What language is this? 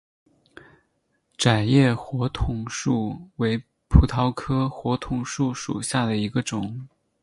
Chinese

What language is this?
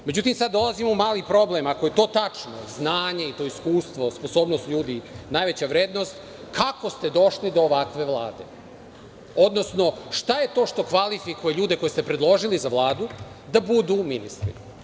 Serbian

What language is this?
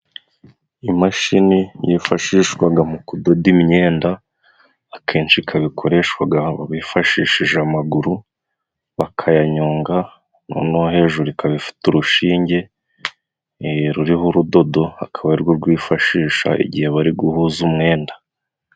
Kinyarwanda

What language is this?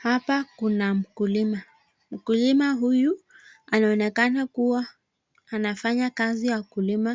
Swahili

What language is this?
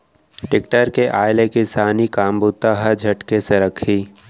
Chhattisgarhi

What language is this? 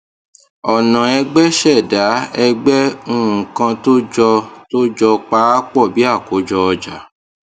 Yoruba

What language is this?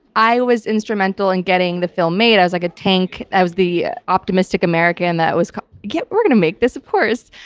English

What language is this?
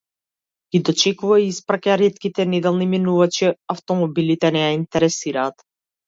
Macedonian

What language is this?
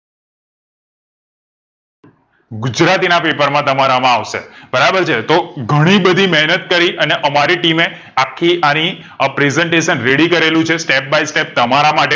Gujarati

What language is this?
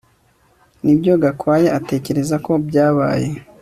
Kinyarwanda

